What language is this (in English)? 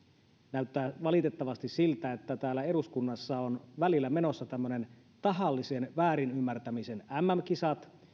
Finnish